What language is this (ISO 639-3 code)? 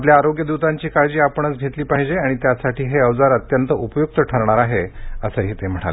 mar